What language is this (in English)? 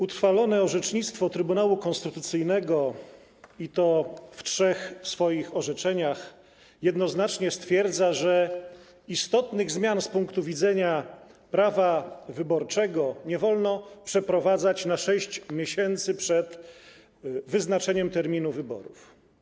Polish